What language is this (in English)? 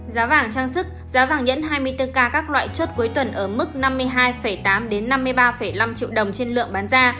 Vietnamese